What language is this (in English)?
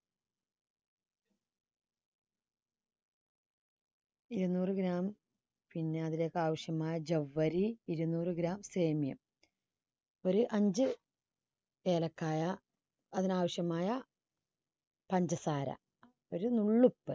Malayalam